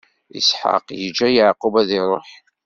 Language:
Kabyle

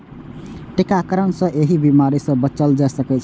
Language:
Maithili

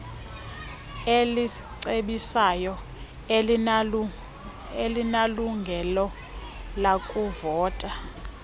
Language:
Xhosa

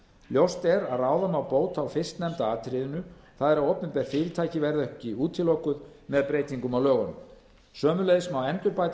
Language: Icelandic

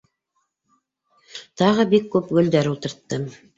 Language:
Bashkir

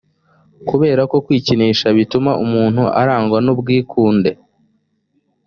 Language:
Kinyarwanda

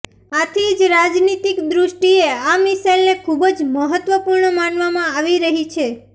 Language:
Gujarati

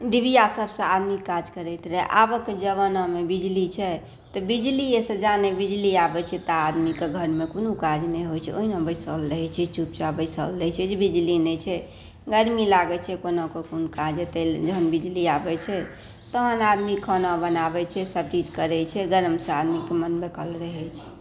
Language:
Maithili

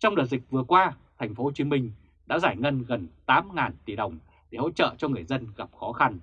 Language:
Vietnamese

